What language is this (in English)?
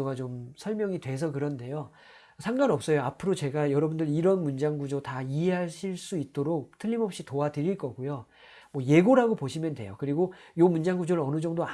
Korean